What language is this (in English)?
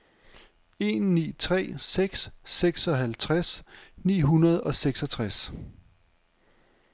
Danish